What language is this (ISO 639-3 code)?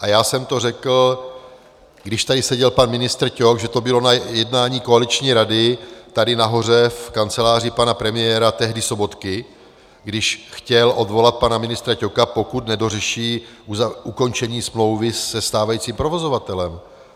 ces